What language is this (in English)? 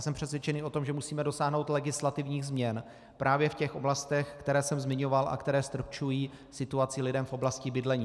Czech